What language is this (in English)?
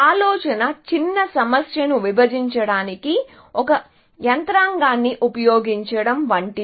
Telugu